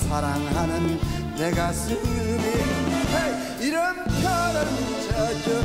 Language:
Korean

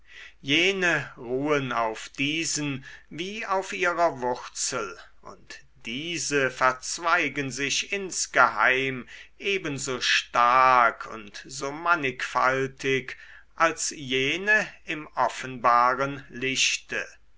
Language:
German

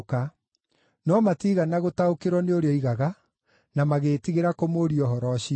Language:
Kikuyu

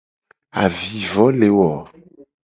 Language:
Gen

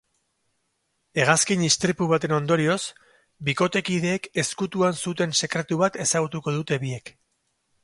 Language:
Basque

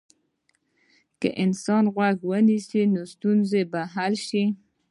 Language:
Pashto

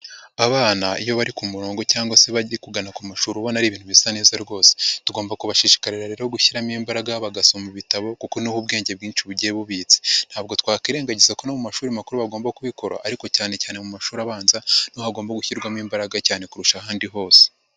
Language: Kinyarwanda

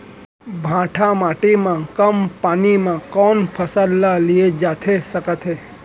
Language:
Chhattisgarhi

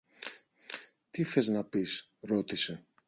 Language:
Greek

